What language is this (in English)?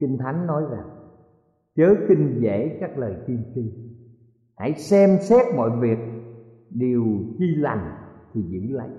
Vietnamese